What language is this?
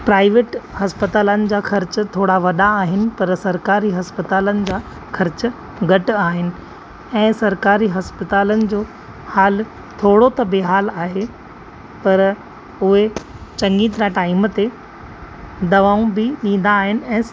Sindhi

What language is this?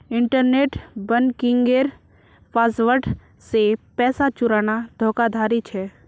Magahi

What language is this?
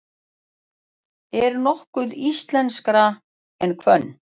Icelandic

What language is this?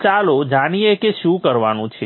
Gujarati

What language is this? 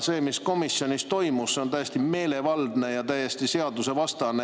Estonian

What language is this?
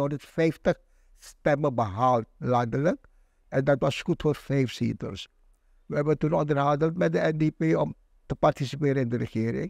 Dutch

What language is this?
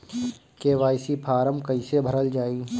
Bhojpuri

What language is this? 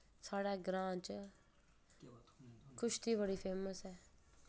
Dogri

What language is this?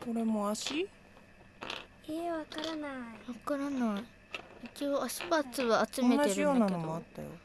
Japanese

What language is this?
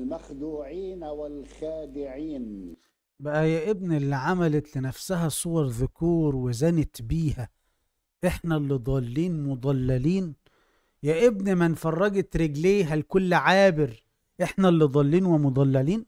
Arabic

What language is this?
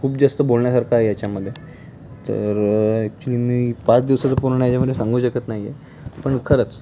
Marathi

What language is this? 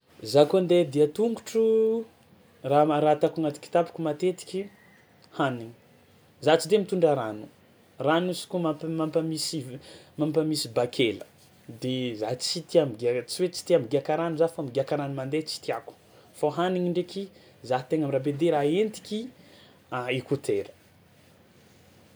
Tsimihety Malagasy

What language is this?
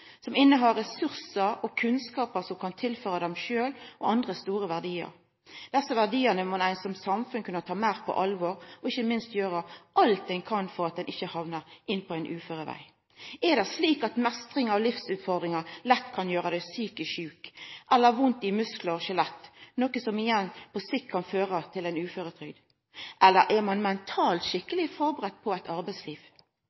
Norwegian Nynorsk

